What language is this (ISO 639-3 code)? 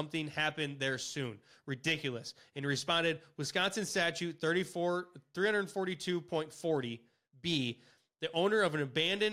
eng